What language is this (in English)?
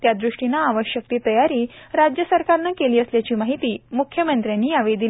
Marathi